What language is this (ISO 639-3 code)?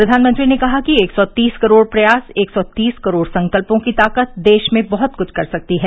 hin